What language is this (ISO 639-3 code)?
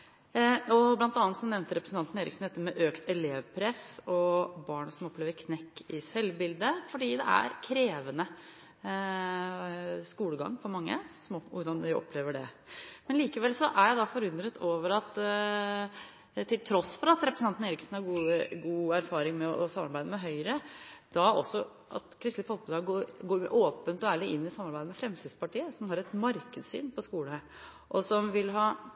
nob